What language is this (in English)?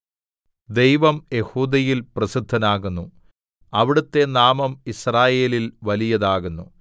Malayalam